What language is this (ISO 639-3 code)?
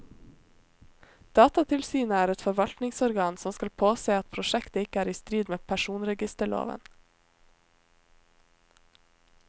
nor